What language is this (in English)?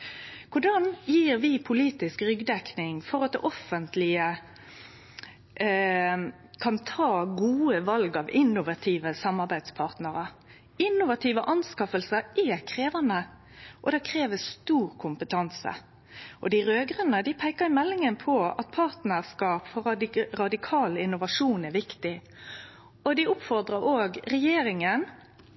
Norwegian Nynorsk